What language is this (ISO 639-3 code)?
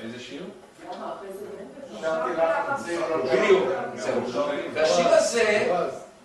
heb